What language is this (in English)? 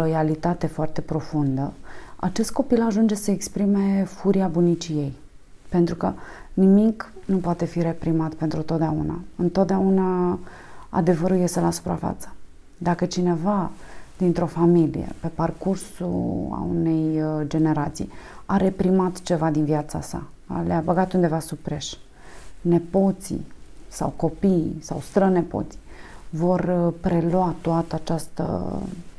Romanian